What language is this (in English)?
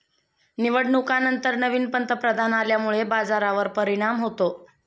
Marathi